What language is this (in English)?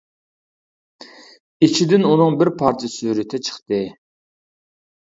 Uyghur